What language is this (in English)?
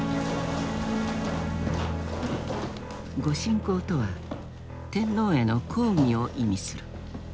Japanese